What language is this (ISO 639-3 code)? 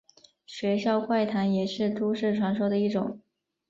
zho